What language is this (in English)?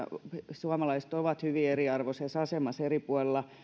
Finnish